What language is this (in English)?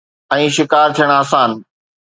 Sindhi